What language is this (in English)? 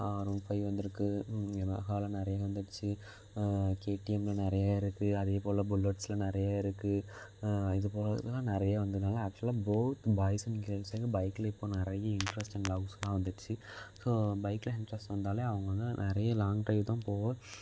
Tamil